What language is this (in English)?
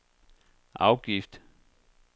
Danish